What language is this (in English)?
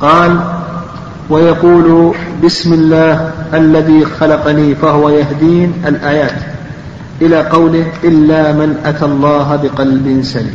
Arabic